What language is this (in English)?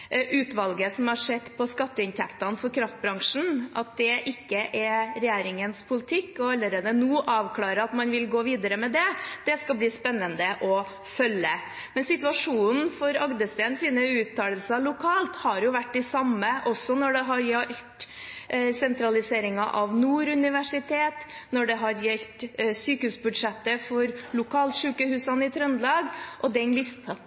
Norwegian Bokmål